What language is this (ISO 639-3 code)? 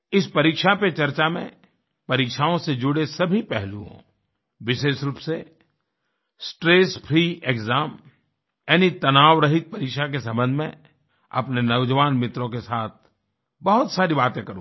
hin